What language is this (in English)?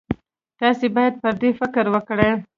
Pashto